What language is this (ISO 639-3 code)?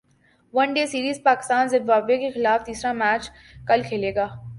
urd